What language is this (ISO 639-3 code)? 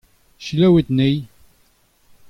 bre